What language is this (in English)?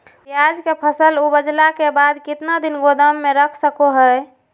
Magahi